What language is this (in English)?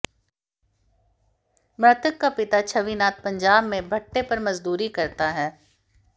Hindi